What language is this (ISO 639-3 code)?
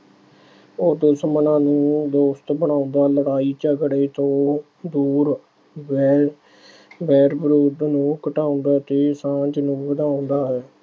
pan